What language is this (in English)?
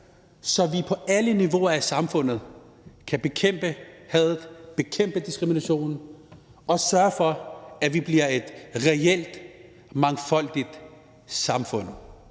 Danish